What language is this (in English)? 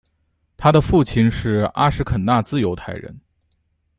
Chinese